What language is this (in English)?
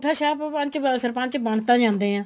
Punjabi